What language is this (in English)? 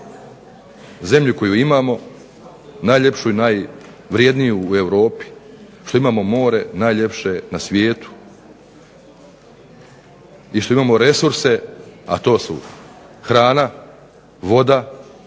Croatian